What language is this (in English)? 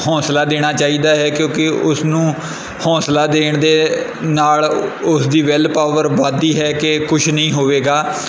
Punjabi